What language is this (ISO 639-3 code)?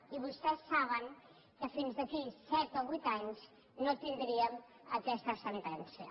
cat